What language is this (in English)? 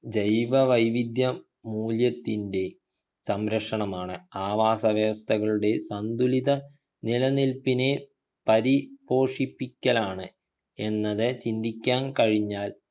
Malayalam